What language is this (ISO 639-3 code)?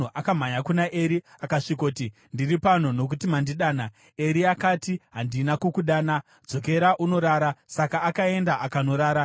sna